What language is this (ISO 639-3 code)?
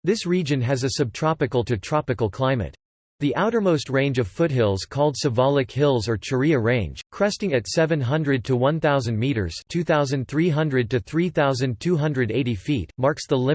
eng